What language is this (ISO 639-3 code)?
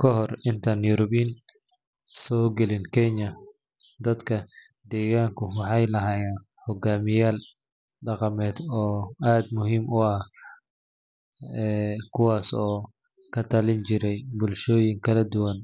som